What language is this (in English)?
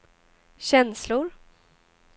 Swedish